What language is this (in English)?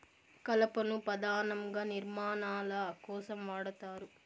Telugu